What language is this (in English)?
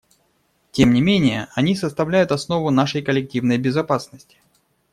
Russian